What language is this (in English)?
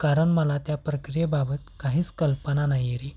Marathi